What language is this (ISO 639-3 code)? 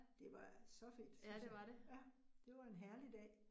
dan